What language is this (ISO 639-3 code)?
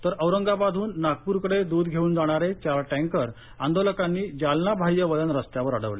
mar